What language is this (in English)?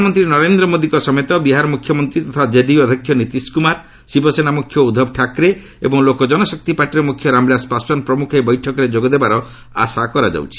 Odia